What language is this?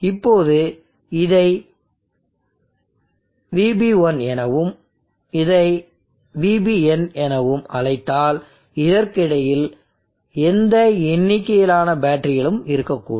Tamil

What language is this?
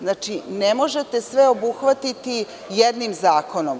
Serbian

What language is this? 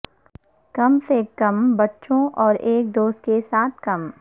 Urdu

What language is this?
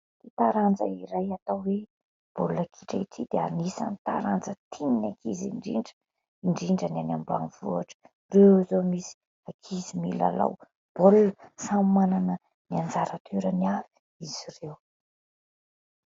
Malagasy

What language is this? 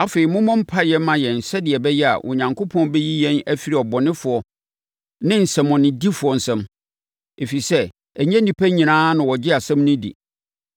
Akan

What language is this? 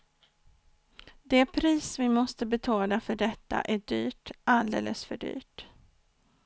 Swedish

